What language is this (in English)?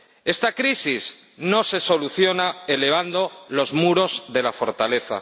Spanish